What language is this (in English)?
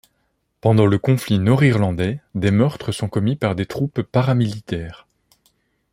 French